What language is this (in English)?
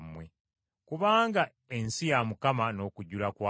Ganda